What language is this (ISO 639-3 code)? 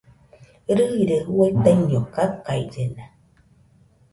hux